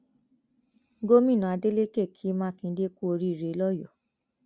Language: Yoruba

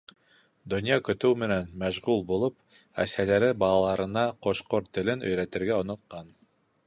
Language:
Bashkir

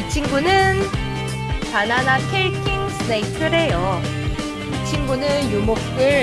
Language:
Korean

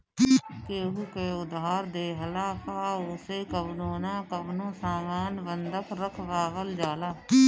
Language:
Bhojpuri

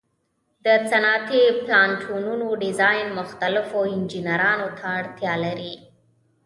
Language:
Pashto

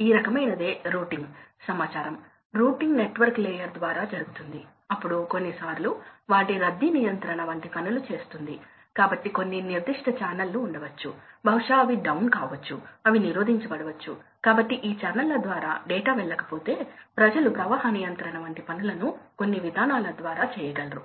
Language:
Telugu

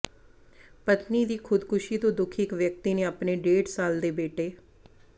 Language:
Punjabi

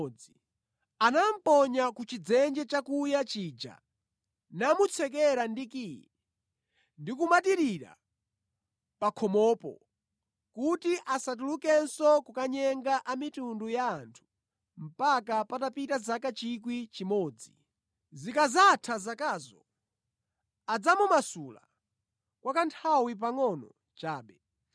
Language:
Nyanja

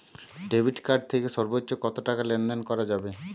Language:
Bangla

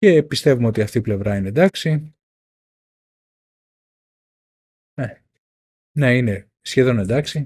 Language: Greek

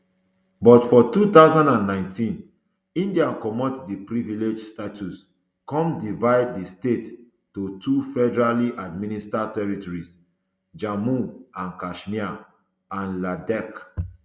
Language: Nigerian Pidgin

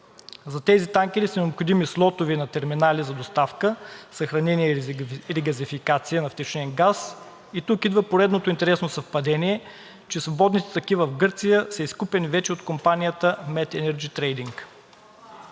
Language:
Bulgarian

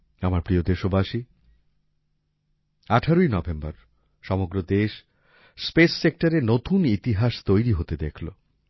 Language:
Bangla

